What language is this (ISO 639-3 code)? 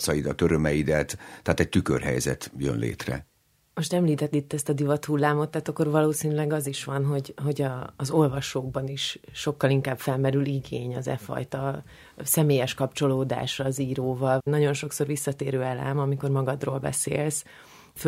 hun